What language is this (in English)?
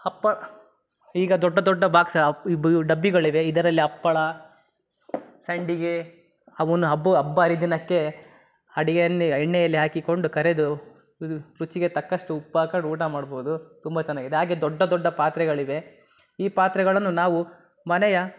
Kannada